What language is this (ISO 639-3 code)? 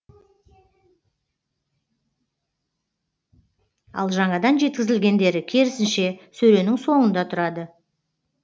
kaz